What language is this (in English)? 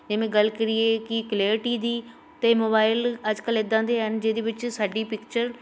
Punjabi